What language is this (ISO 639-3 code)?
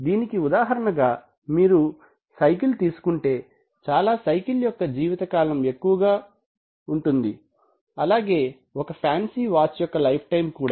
tel